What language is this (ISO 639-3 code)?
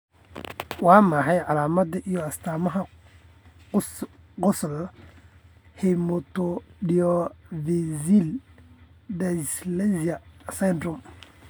som